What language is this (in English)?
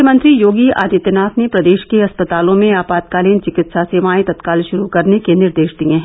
Hindi